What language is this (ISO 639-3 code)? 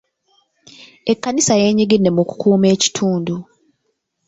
lug